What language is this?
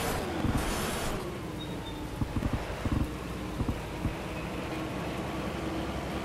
Polish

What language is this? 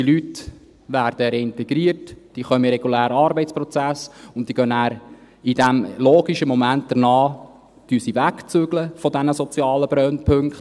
Swiss German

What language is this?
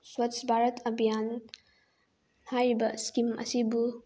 Manipuri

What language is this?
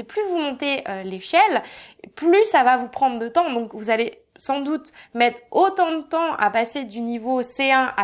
French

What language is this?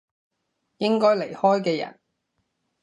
Cantonese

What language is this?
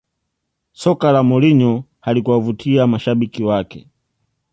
Swahili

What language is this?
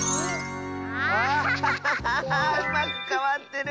Japanese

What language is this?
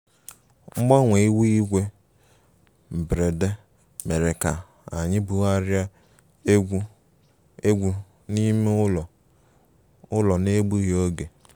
Igbo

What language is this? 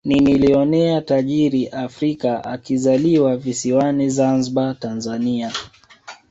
Swahili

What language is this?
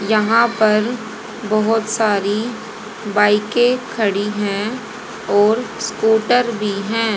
Hindi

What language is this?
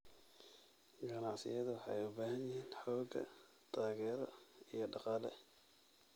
Somali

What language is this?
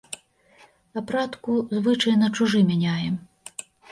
Belarusian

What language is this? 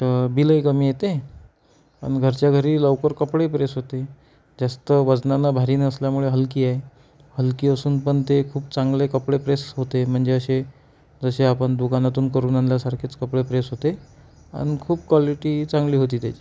Marathi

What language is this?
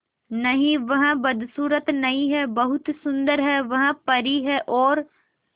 Hindi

